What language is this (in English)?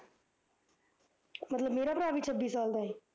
Punjabi